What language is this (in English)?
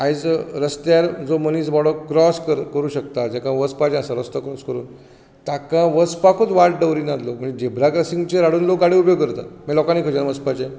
Konkani